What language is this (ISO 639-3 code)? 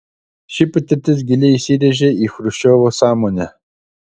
lit